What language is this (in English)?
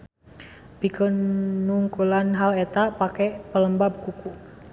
Sundanese